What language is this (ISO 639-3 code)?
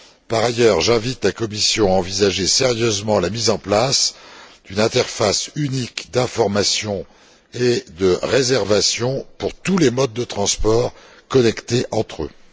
fra